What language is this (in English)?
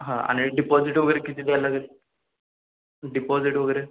Marathi